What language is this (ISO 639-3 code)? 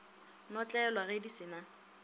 nso